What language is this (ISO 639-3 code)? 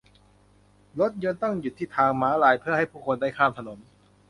tha